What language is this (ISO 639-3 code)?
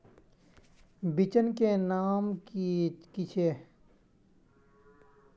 mag